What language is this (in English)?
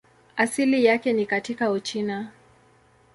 Swahili